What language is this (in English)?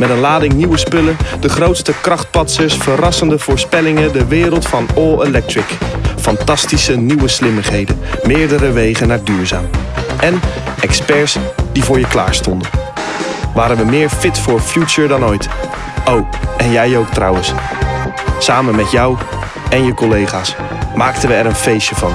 Dutch